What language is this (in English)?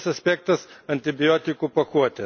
Lithuanian